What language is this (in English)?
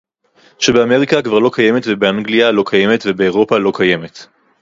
Hebrew